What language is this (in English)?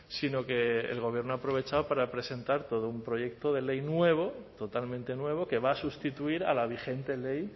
Spanish